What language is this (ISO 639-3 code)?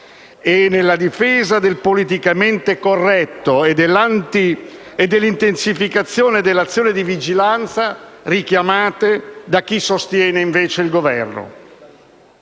ita